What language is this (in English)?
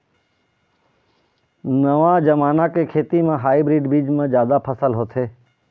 Chhattisgarhi